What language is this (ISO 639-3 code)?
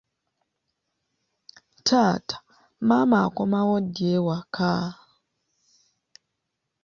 lug